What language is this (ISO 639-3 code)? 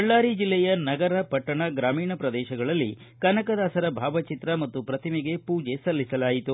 kan